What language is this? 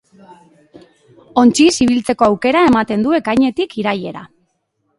Basque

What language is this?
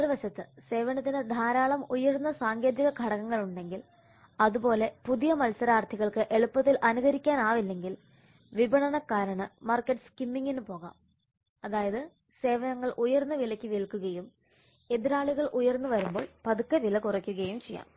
Malayalam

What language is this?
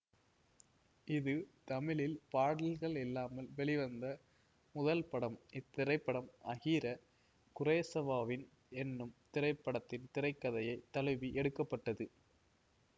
Tamil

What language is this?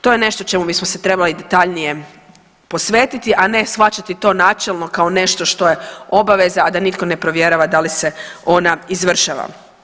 Croatian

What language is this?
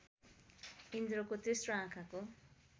Nepali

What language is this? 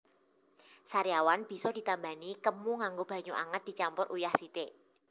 Javanese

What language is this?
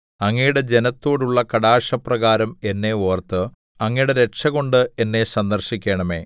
Malayalam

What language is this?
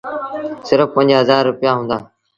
Sindhi Bhil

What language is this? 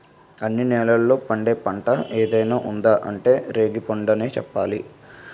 Telugu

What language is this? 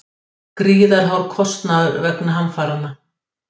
Icelandic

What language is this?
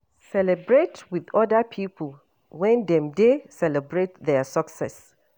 Nigerian Pidgin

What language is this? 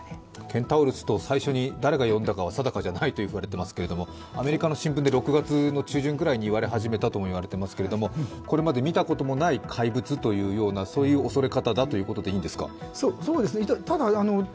Japanese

